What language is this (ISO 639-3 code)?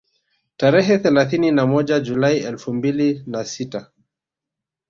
swa